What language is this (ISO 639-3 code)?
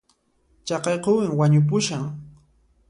qxp